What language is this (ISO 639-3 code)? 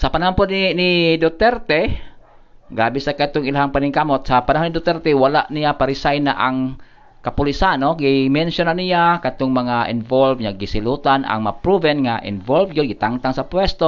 fil